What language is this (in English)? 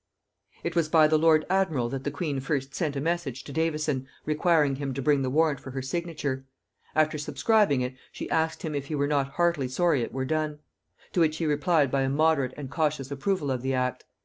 English